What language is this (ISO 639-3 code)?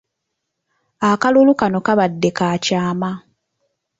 lug